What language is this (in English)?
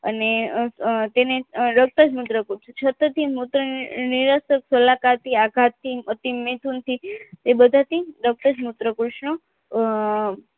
Gujarati